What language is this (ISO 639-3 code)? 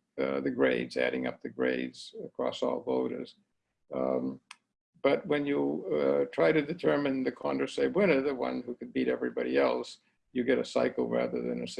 eng